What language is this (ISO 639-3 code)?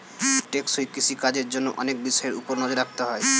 ben